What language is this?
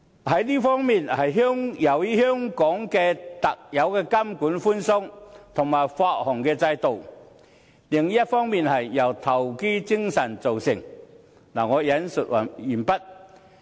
Cantonese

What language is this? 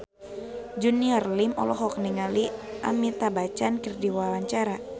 Sundanese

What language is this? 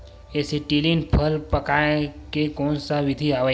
Chhattisgarhi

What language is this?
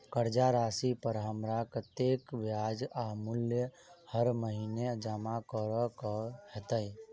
Maithili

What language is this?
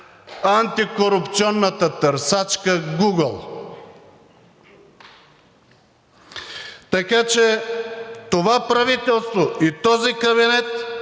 Bulgarian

